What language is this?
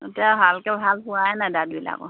Assamese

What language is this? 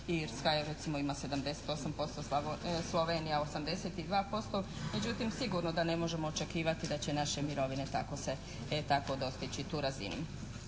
Croatian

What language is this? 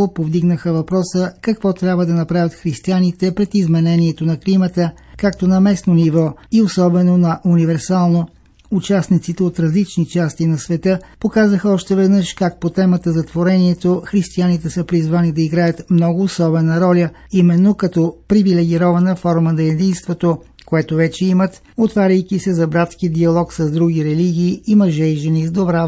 Bulgarian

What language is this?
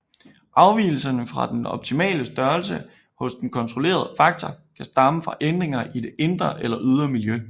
Danish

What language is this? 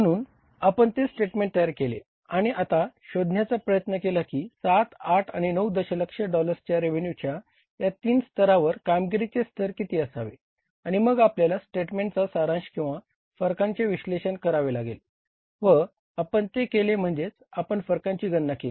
Marathi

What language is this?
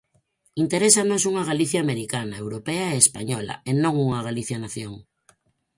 Galician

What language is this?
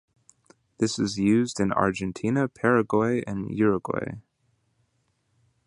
English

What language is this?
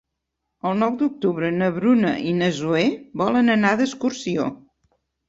Catalan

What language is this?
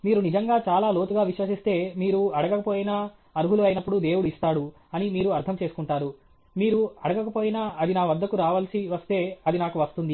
Telugu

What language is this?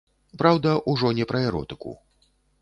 Belarusian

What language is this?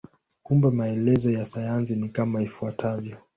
Swahili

